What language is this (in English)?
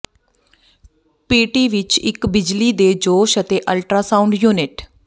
Punjabi